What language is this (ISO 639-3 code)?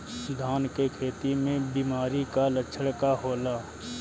bho